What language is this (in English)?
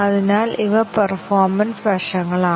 Malayalam